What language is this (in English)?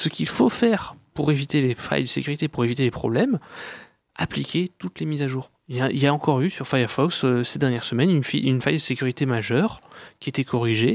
French